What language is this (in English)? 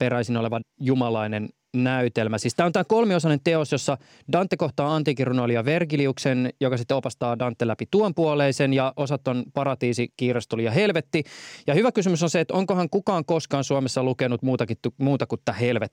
Finnish